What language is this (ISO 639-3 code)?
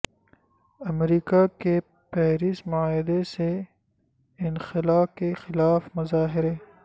urd